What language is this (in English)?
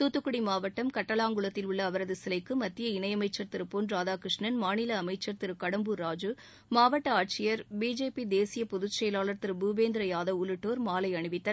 Tamil